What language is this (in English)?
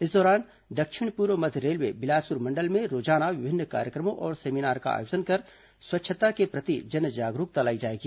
Hindi